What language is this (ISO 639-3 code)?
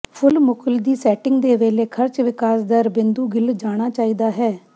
pan